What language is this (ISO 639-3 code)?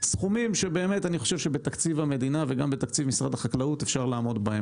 heb